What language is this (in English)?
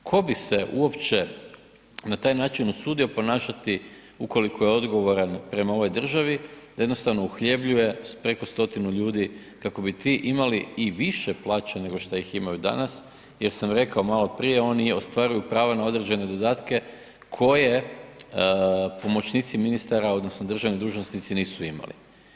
Croatian